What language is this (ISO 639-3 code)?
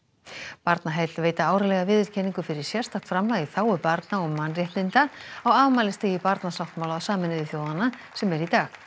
isl